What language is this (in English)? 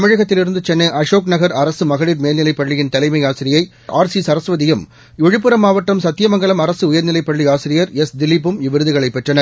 Tamil